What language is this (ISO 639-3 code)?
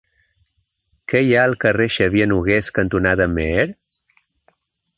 cat